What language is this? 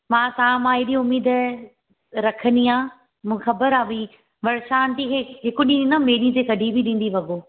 Sindhi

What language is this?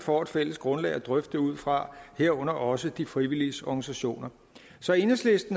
Danish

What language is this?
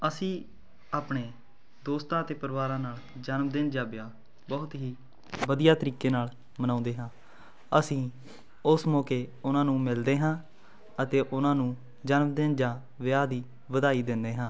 Punjabi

